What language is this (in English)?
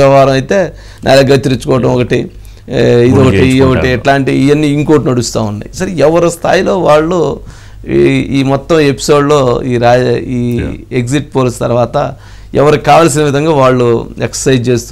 Telugu